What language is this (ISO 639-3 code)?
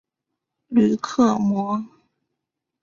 zho